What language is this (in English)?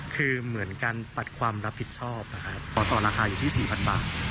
Thai